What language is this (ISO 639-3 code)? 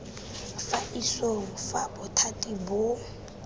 tsn